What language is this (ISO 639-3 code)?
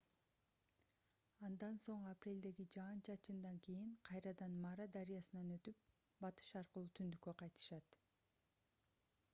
kir